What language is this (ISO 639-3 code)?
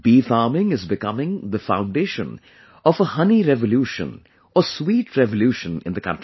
eng